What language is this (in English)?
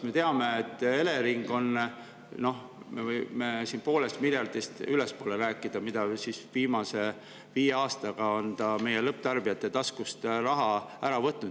Estonian